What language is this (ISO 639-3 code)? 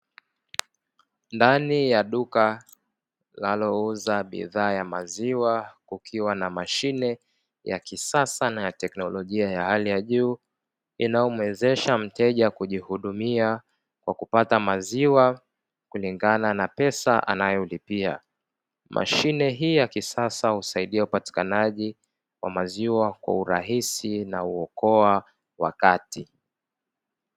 swa